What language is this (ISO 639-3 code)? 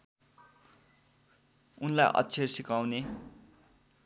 nep